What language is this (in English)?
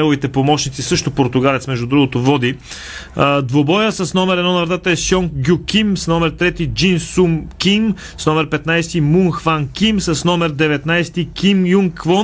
Bulgarian